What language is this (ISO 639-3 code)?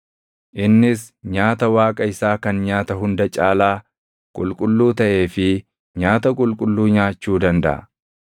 orm